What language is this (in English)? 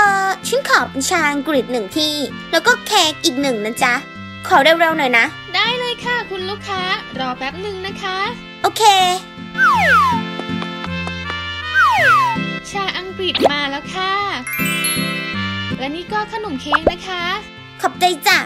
Thai